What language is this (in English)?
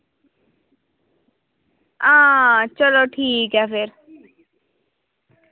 Dogri